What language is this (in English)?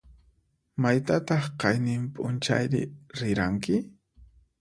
Puno Quechua